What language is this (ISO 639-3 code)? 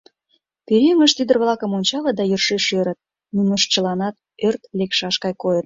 chm